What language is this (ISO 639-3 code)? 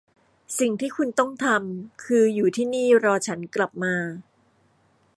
tha